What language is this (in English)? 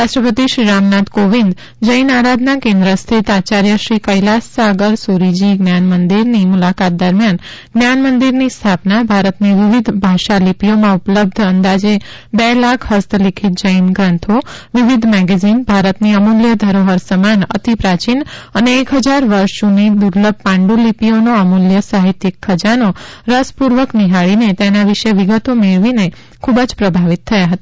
Gujarati